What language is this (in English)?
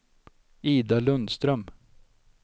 Swedish